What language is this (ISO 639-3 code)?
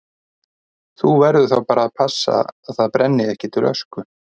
isl